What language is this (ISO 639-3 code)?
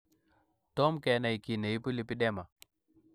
kln